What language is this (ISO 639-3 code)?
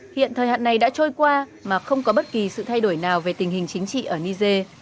vie